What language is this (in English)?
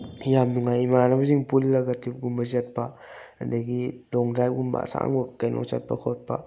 Manipuri